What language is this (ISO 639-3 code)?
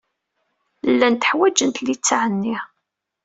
kab